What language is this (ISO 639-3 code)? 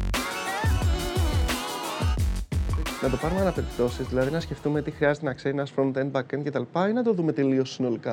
ell